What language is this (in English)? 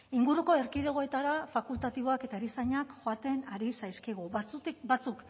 Basque